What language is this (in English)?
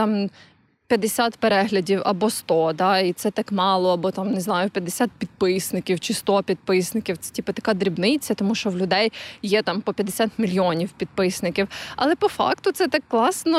Ukrainian